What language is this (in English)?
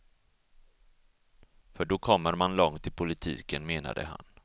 Swedish